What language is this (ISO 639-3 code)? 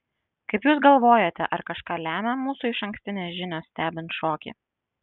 lit